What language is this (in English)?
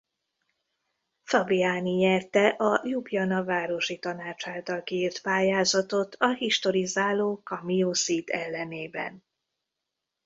Hungarian